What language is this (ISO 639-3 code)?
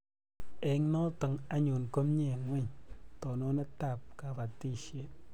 kln